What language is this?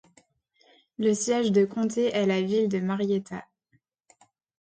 French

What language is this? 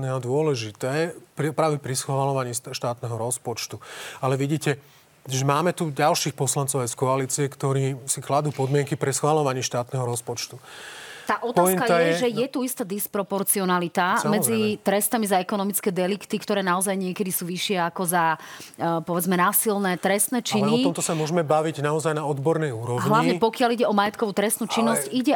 Slovak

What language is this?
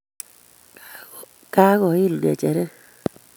Kalenjin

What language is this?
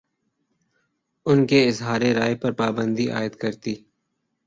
Urdu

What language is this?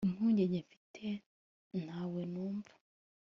Kinyarwanda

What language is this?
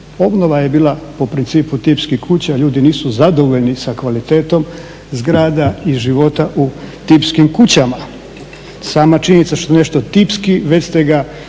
Croatian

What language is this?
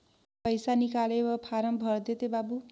Chhattisgarhi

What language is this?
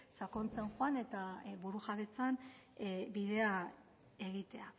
Basque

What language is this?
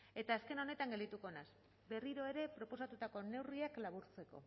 Basque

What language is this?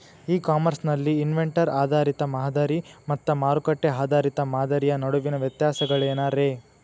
Kannada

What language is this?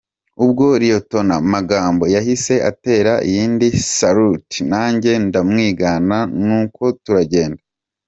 Kinyarwanda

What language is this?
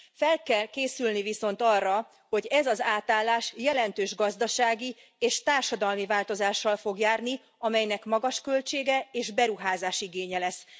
Hungarian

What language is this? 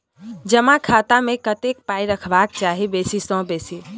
Maithili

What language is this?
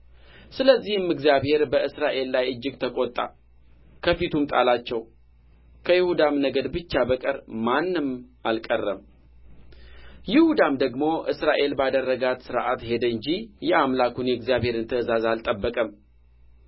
Amharic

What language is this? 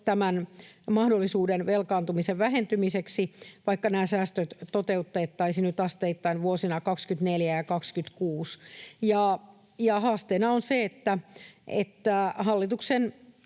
Finnish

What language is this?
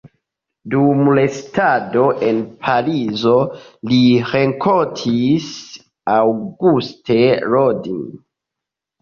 Esperanto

